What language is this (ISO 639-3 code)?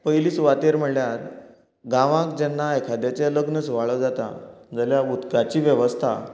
kok